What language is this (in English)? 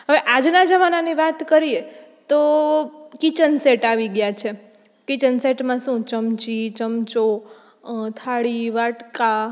Gujarati